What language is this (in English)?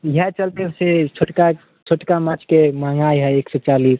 Maithili